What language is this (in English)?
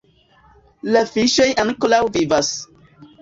Esperanto